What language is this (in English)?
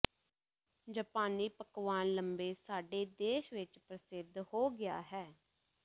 Punjabi